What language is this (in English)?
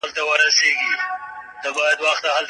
Pashto